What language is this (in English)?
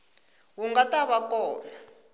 Tsonga